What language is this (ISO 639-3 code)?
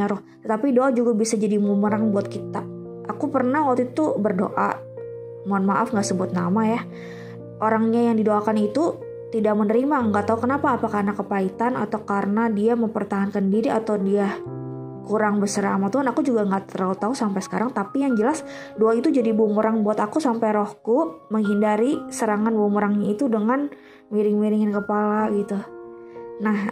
ind